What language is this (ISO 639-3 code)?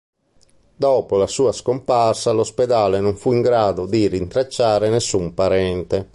ita